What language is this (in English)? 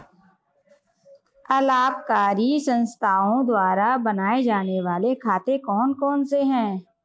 Hindi